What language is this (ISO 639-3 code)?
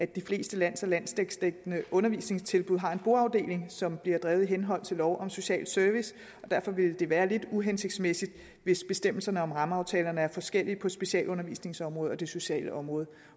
dan